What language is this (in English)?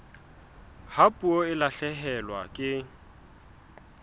Southern Sotho